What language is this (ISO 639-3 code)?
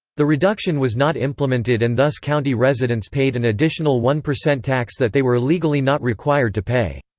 eng